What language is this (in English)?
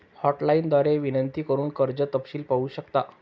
Marathi